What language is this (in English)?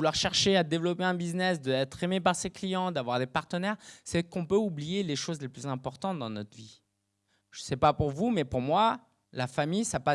French